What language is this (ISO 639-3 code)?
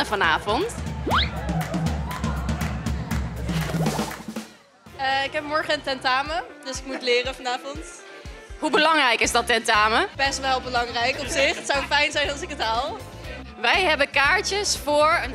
nld